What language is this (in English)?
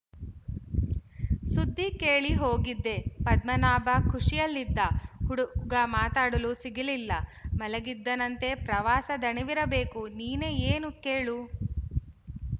Kannada